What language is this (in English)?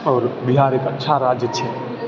Maithili